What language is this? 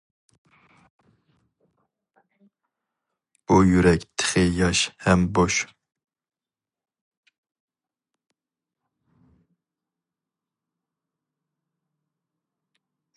Uyghur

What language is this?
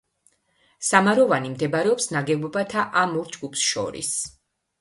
Georgian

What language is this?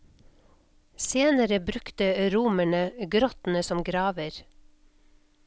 Norwegian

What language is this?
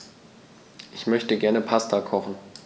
German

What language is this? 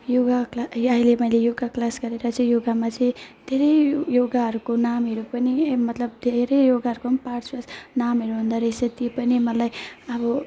Nepali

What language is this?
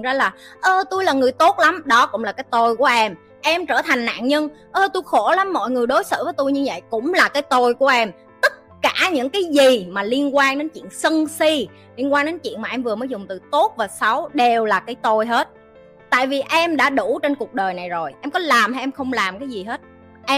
Vietnamese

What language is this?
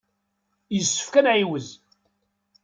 Kabyle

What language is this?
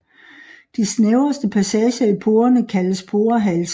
Danish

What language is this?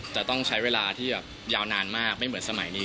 Thai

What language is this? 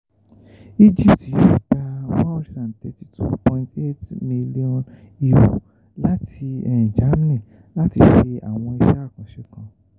Yoruba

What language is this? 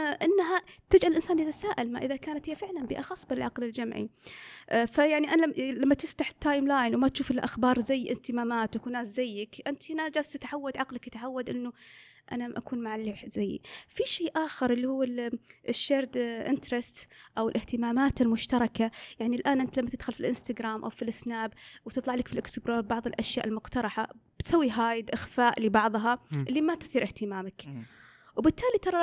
Arabic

